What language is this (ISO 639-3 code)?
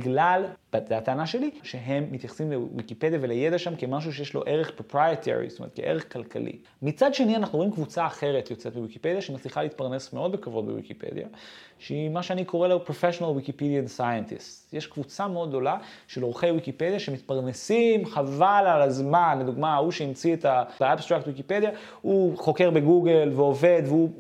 heb